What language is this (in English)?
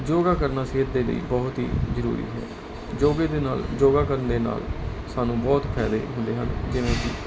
Punjabi